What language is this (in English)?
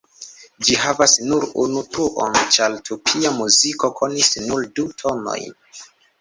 Esperanto